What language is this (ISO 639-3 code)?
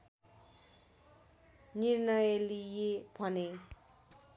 nep